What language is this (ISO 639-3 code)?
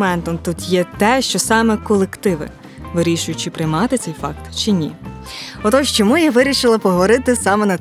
ukr